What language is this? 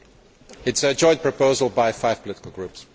English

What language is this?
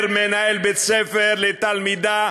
Hebrew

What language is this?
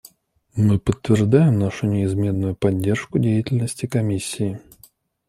Russian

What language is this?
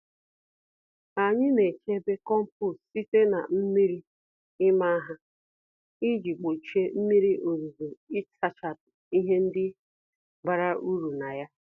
Igbo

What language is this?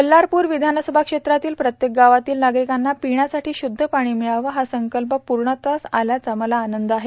Marathi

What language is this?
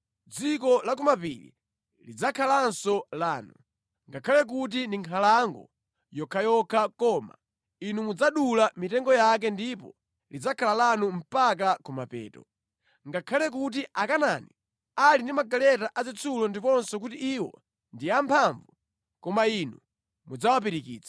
Nyanja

